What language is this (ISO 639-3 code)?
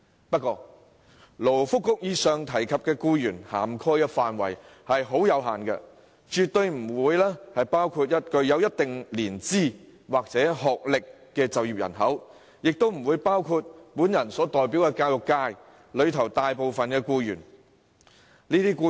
yue